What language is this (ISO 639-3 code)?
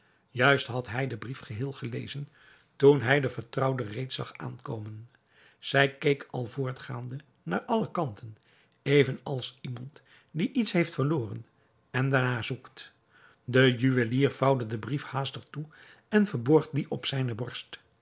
nld